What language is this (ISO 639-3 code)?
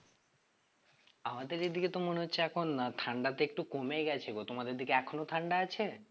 ben